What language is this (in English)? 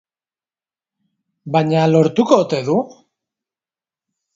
Basque